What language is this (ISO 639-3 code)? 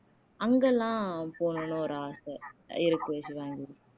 tam